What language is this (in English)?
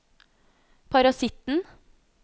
Norwegian